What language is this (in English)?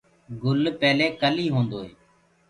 Gurgula